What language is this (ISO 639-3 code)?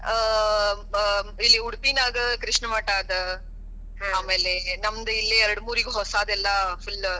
kan